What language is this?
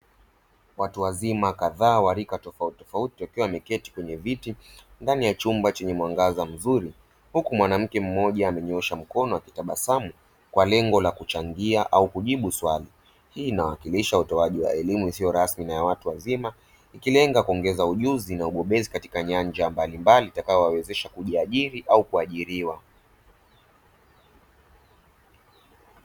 Swahili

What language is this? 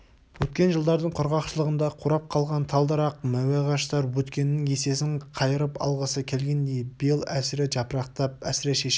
Kazakh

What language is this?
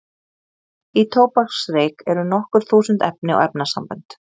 Icelandic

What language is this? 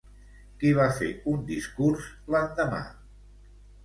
Catalan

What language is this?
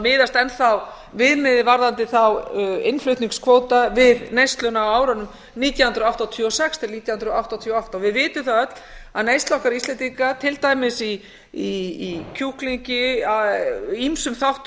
Icelandic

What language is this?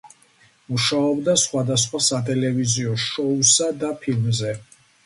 Georgian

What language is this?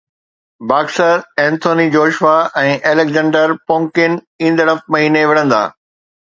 Sindhi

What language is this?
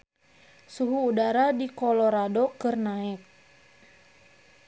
Sundanese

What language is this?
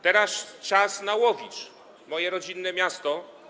Polish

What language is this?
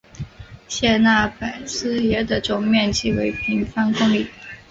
Chinese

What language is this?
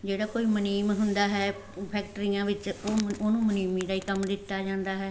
Punjabi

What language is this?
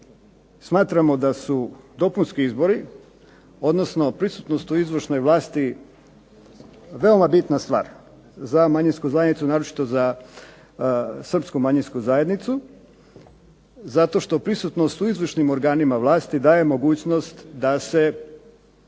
Croatian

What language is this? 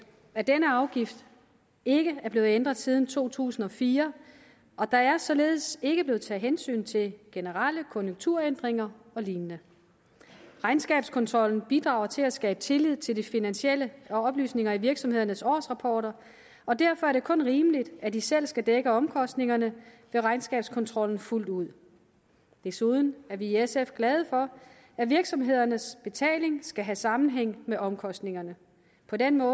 Danish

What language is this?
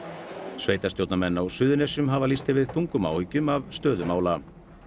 Icelandic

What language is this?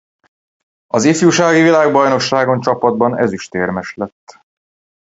Hungarian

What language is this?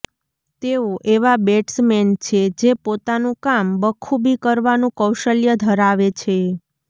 Gujarati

